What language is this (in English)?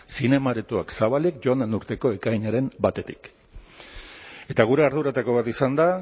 Basque